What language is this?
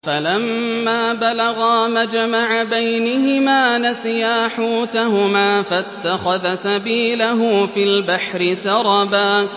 Arabic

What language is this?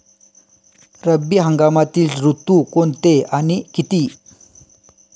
Marathi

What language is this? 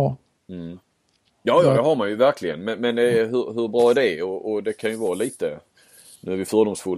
Swedish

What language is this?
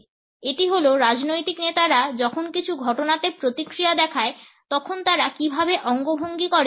Bangla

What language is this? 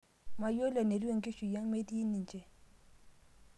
Masai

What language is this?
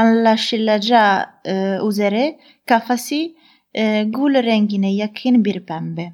Turkish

